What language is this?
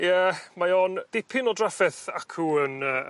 Welsh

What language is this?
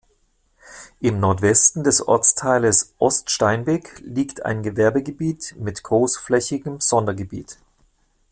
German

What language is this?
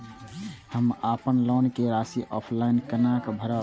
Maithili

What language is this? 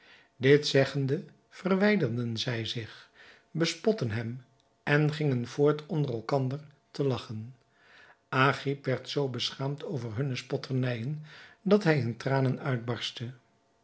Dutch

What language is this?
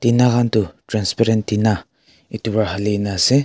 Naga Pidgin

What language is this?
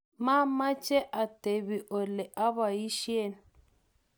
Kalenjin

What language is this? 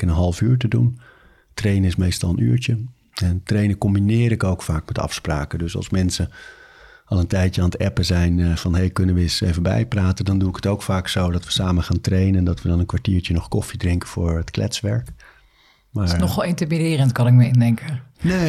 Dutch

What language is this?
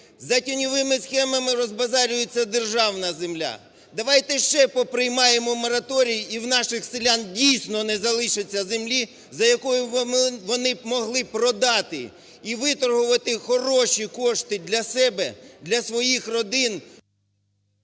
Ukrainian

